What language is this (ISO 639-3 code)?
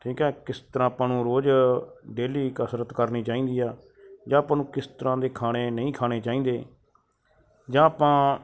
pan